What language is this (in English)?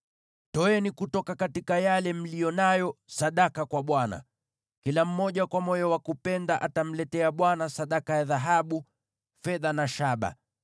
Swahili